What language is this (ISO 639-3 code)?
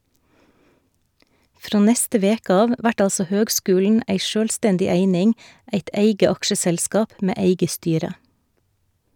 nor